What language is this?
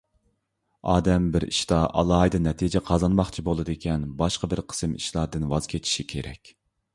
Uyghur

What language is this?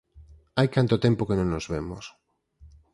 Galician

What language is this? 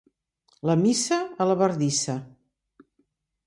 Catalan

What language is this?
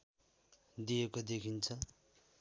Nepali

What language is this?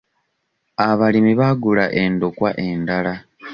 Ganda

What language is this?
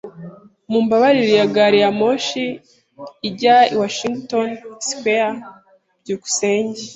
Kinyarwanda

